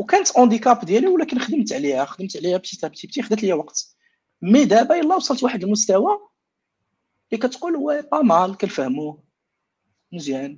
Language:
Arabic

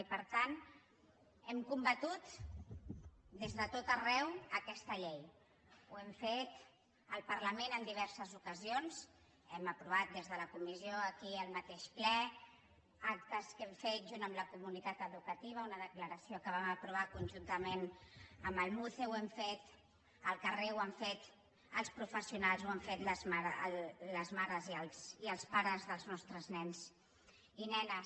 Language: Catalan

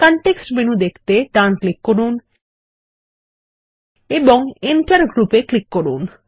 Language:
Bangla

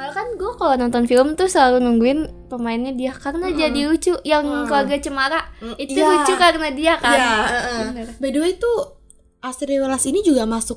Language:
Indonesian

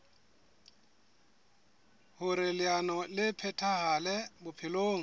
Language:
Southern Sotho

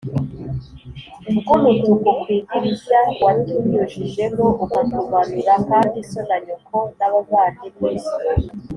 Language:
Kinyarwanda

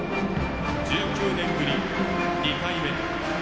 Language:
Japanese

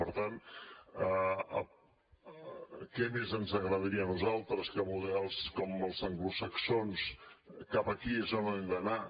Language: Catalan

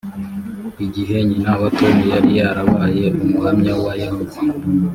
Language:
Kinyarwanda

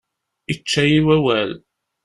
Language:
Kabyle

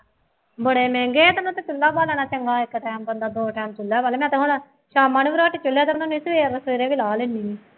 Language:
Punjabi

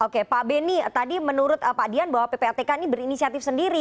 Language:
Indonesian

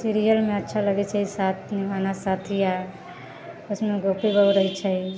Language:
Maithili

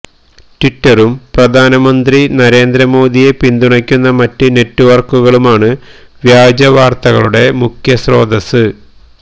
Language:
Malayalam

